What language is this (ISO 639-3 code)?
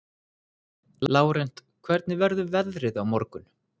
isl